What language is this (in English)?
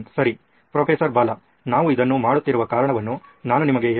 Kannada